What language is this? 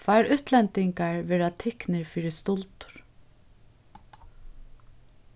Faroese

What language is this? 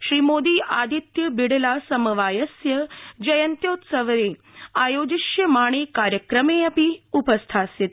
Sanskrit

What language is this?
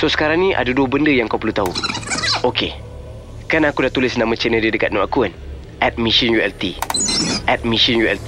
Malay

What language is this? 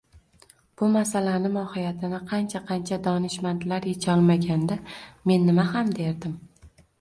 Uzbek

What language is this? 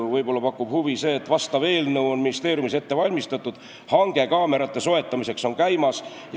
Estonian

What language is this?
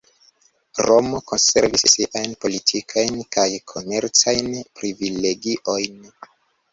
Esperanto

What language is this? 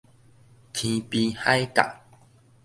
Min Nan Chinese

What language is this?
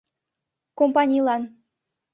Mari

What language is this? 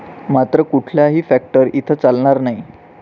Marathi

